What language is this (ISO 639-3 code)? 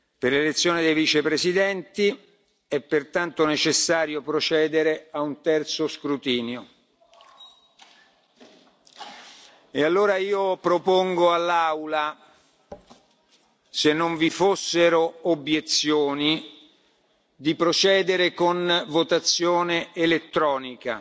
ita